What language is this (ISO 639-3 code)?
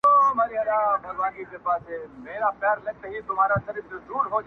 pus